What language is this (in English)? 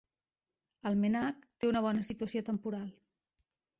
Catalan